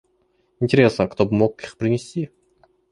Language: Russian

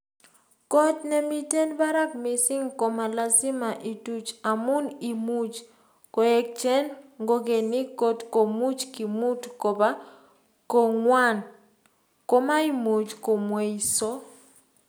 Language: Kalenjin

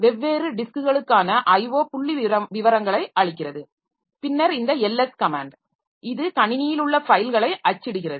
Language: Tamil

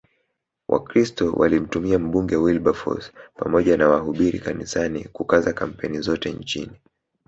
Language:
Swahili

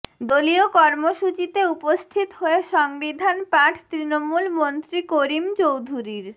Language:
Bangla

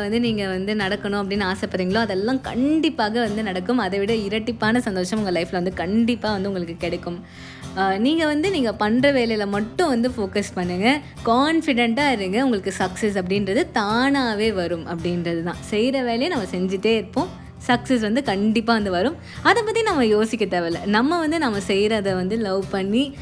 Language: Tamil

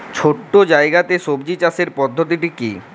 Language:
Bangla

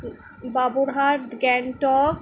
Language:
Bangla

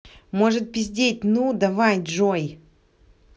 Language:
Russian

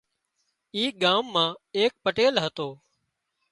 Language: Wadiyara Koli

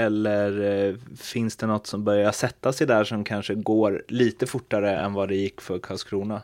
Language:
Swedish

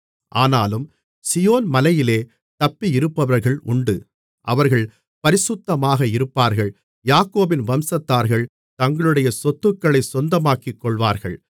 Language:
Tamil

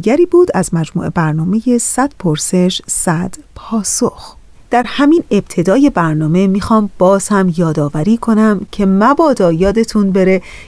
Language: Persian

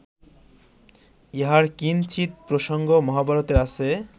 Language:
Bangla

